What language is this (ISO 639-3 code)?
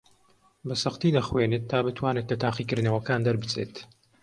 ckb